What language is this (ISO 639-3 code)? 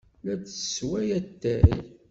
kab